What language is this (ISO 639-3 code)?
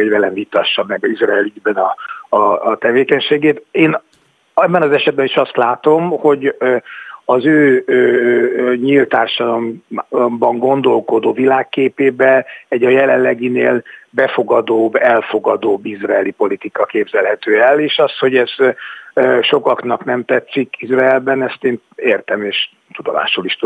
hun